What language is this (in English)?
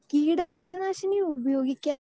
Malayalam